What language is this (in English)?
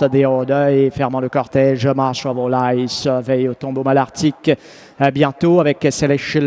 French